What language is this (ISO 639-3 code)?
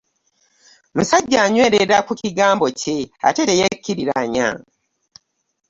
lug